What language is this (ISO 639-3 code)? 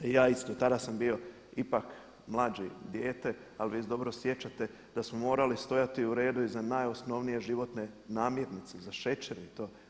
hrv